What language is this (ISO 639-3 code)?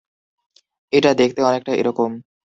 ben